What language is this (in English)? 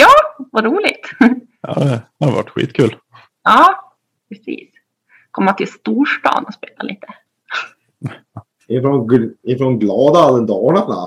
Swedish